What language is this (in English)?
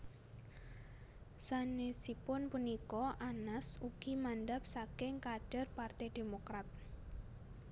Javanese